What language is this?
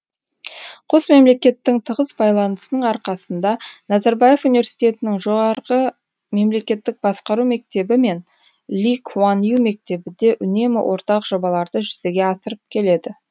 Kazakh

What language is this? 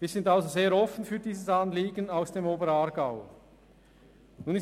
Swiss German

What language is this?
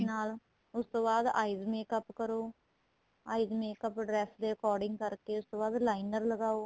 Punjabi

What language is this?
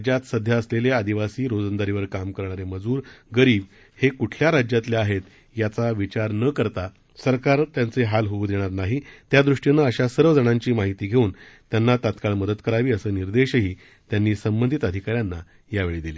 Marathi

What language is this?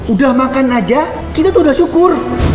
Indonesian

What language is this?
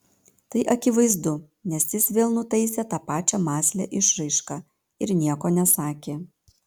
Lithuanian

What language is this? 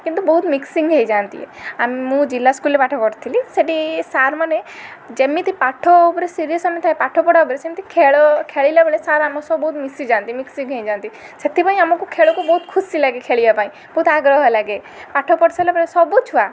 Odia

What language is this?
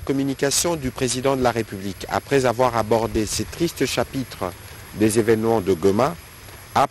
French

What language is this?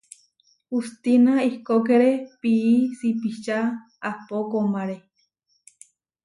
Huarijio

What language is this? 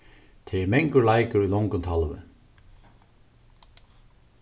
Faroese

